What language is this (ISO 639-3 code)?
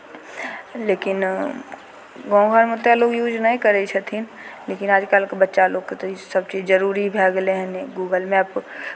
mai